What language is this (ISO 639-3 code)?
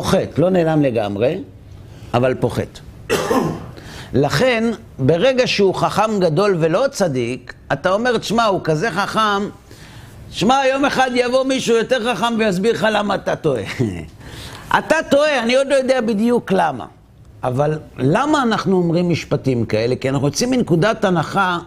heb